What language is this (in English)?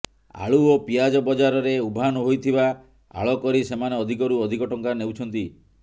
Odia